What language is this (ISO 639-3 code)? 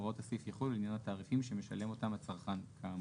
heb